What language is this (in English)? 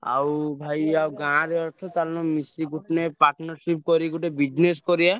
Odia